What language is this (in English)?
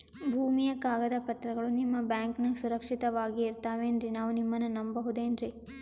Kannada